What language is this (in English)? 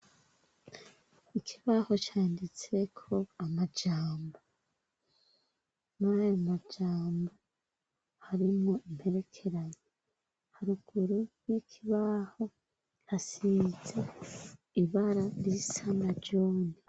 Rundi